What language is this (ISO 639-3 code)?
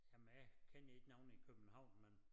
dan